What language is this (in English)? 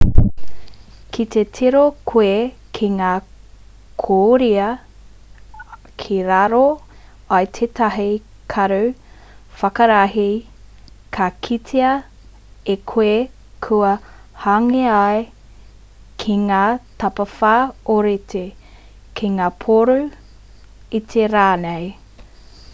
Māori